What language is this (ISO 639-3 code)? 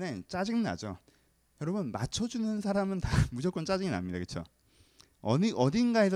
kor